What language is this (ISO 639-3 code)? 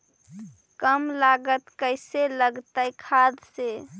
mag